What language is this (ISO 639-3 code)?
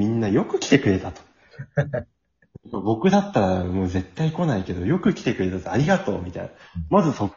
jpn